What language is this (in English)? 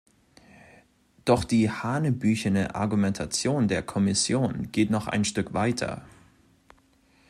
German